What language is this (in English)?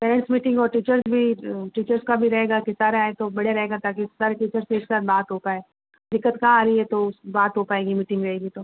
Hindi